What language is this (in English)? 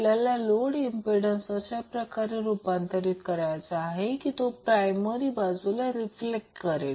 Marathi